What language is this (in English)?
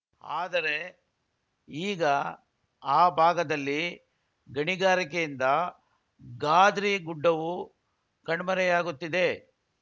Kannada